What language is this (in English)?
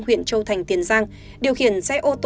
Vietnamese